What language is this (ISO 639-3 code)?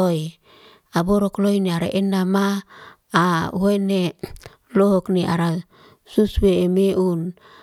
ste